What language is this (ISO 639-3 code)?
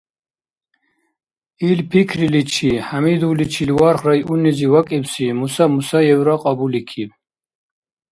dar